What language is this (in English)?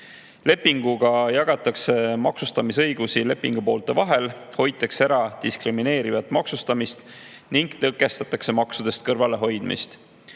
Estonian